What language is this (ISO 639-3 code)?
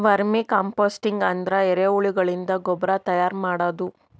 kan